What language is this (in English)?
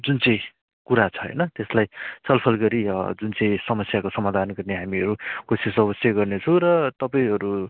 Nepali